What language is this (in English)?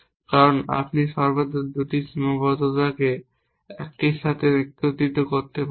Bangla